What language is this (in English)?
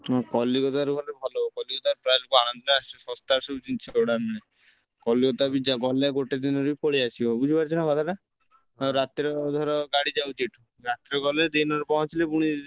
Odia